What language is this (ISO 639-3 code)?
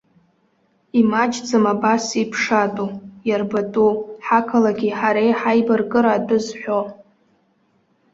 abk